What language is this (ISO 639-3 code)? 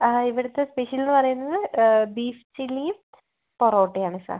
mal